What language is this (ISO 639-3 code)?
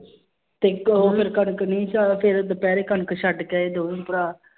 pan